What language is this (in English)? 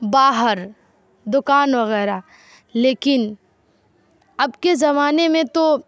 Urdu